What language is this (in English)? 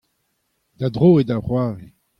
Breton